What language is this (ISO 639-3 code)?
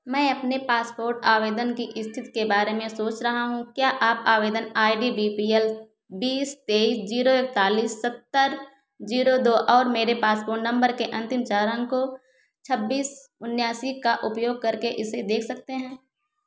hin